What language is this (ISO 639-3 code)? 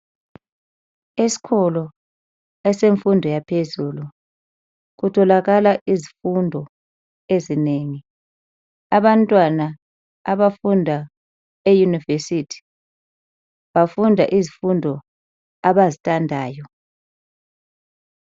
nde